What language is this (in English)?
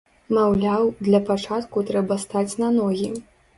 Belarusian